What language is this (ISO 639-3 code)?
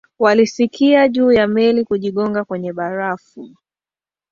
swa